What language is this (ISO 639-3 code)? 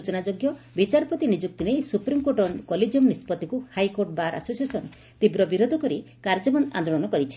ori